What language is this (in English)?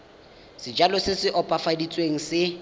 Tswana